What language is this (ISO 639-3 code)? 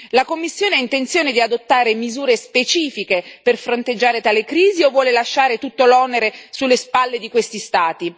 ita